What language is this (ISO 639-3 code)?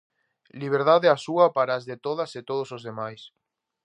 glg